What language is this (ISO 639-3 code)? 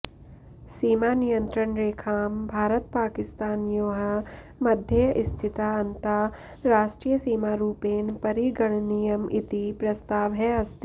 san